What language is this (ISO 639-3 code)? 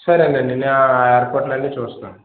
tel